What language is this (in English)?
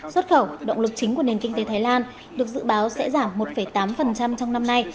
Vietnamese